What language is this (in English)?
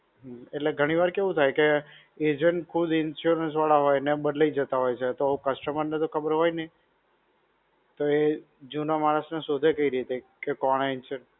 Gujarati